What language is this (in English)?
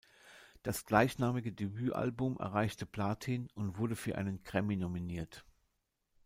German